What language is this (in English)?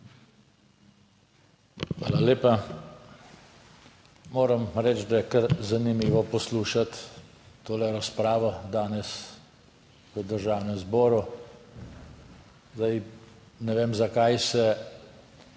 Slovenian